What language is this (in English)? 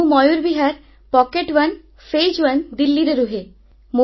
Odia